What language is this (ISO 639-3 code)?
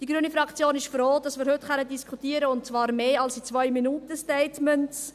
gsw